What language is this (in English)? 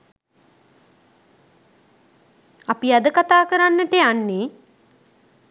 Sinhala